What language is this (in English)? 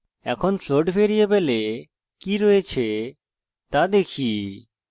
Bangla